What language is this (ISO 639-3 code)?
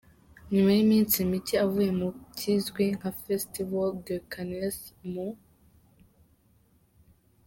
kin